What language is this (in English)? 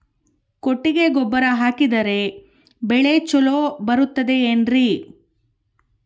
Kannada